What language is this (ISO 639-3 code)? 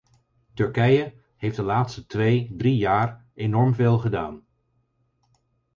nld